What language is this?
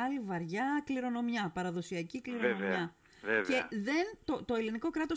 Greek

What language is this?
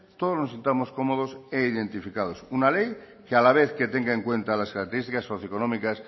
Spanish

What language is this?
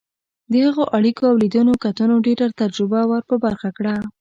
Pashto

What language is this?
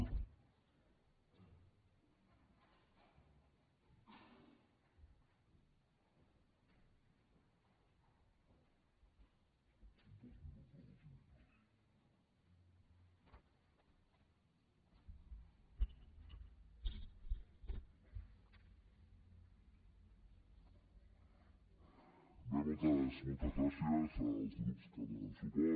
Catalan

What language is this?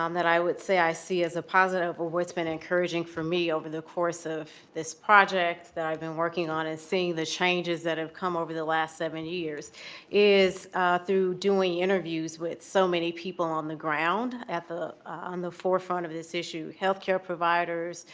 English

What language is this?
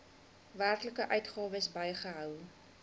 Afrikaans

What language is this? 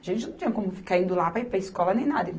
Portuguese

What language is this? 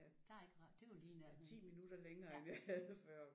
Danish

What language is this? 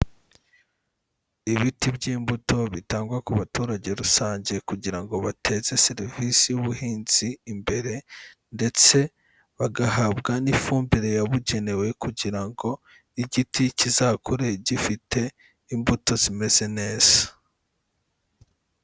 Kinyarwanda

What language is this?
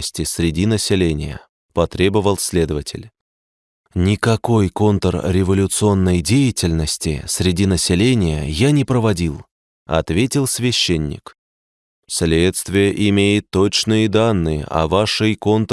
Russian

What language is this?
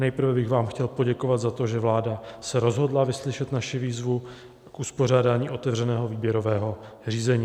Czech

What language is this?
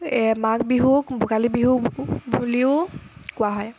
Assamese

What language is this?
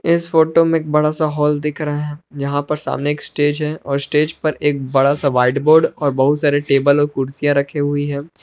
Hindi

